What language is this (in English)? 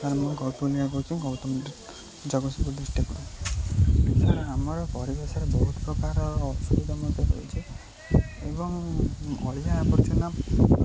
Odia